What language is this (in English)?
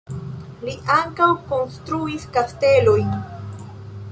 Esperanto